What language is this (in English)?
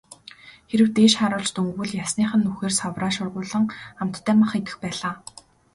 Mongolian